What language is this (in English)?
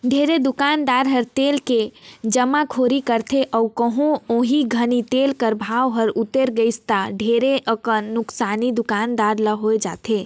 Chhattisgarhi